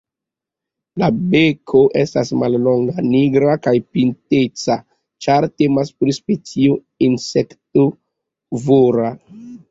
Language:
Esperanto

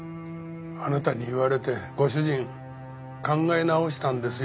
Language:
Japanese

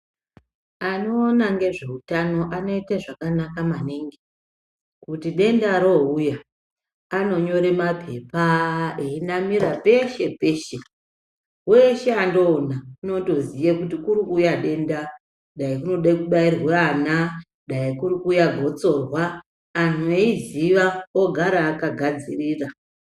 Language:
Ndau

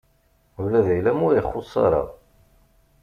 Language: Kabyle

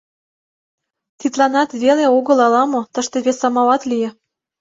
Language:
Mari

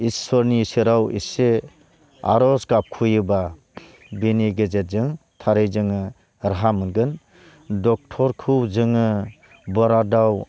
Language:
Bodo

